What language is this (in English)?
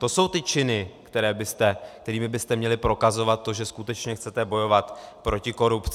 Czech